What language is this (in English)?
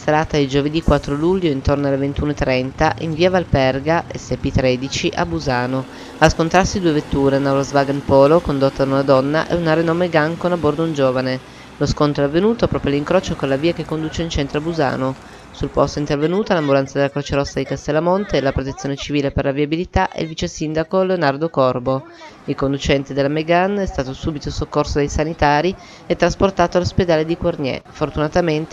Italian